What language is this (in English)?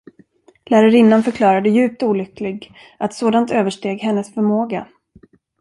Swedish